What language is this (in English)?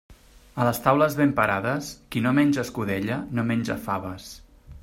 Catalan